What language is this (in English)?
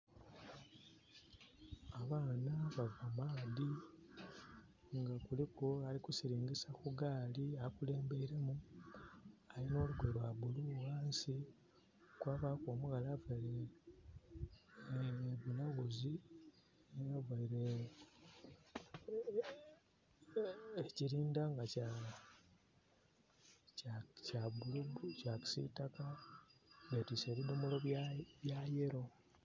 Soga